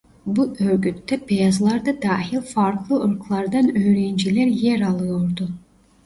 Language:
Turkish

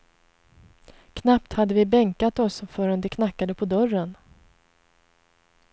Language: Swedish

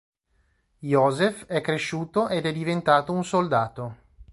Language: Italian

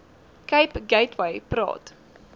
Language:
Afrikaans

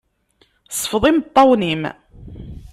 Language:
Kabyle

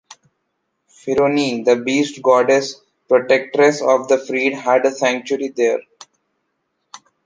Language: English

